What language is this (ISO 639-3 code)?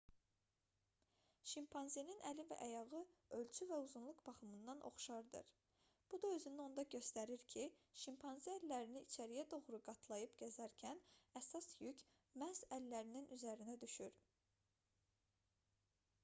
aze